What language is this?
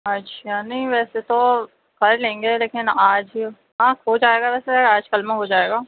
Urdu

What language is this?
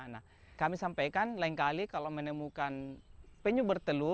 Indonesian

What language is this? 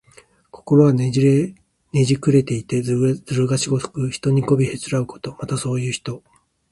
Japanese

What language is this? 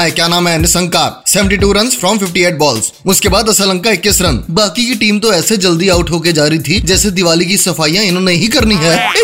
Hindi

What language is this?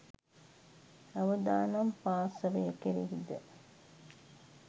Sinhala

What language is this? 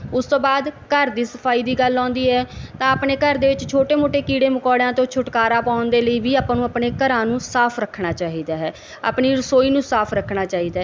Punjabi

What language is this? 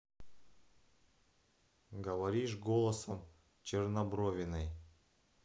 Russian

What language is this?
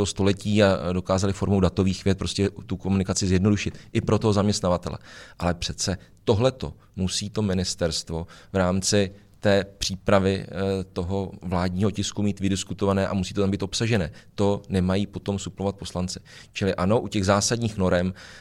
Czech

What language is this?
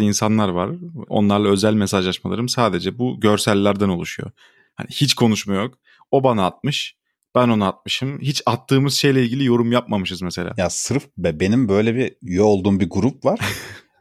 Turkish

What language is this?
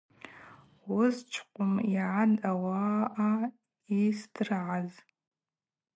Abaza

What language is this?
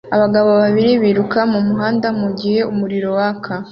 Kinyarwanda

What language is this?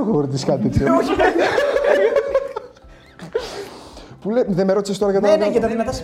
Greek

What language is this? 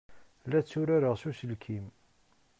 Kabyle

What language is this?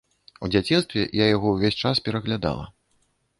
Belarusian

